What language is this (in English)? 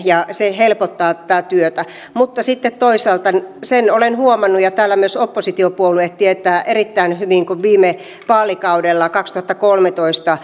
Finnish